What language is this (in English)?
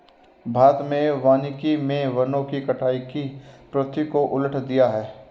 Hindi